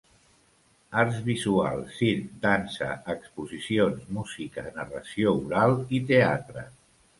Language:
Catalan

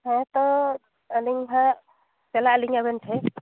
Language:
Santali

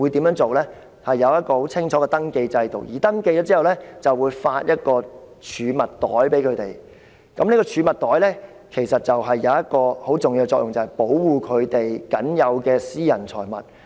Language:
Cantonese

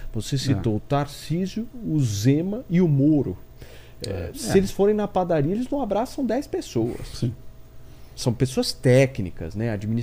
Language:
Portuguese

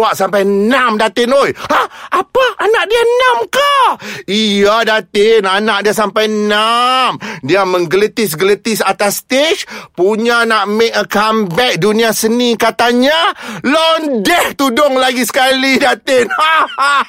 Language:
Malay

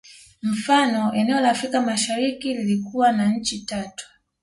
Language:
Swahili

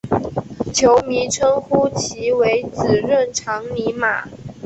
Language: Chinese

